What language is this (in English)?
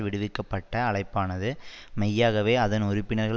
Tamil